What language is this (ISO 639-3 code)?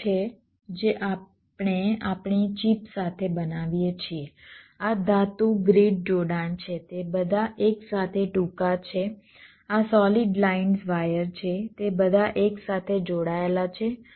guj